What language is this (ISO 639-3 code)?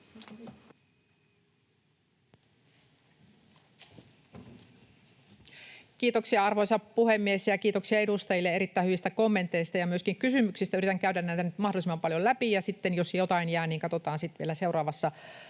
fin